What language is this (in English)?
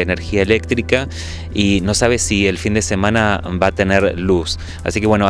Spanish